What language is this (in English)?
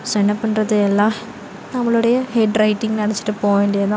Tamil